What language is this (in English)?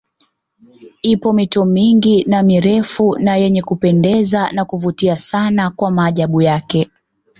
Swahili